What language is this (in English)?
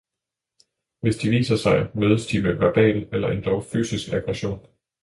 Danish